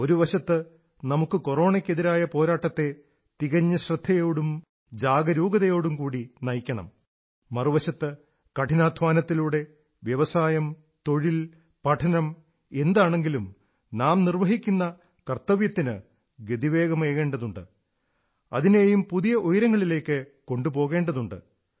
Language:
Malayalam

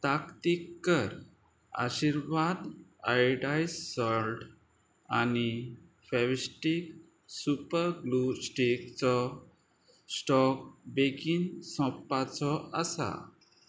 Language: Konkani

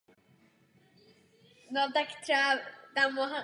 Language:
Czech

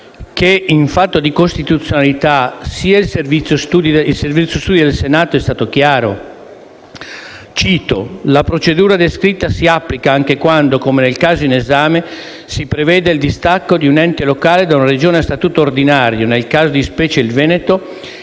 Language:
Italian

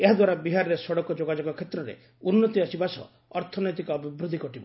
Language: Odia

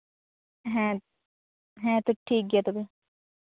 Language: Santali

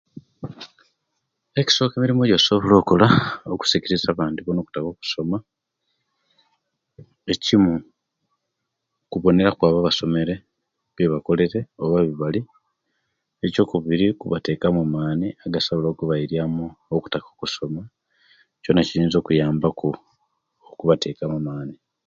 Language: Kenyi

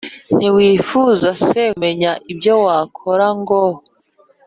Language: Kinyarwanda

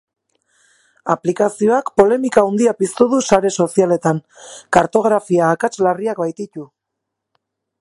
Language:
Basque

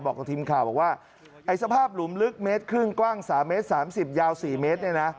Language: Thai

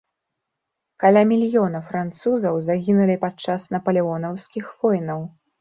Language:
Belarusian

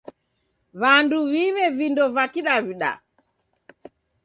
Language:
Taita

